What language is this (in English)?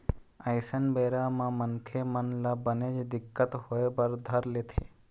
Chhattisgarhi